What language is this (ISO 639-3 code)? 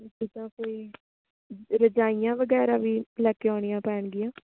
pan